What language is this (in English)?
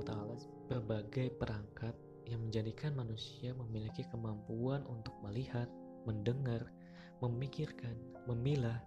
Indonesian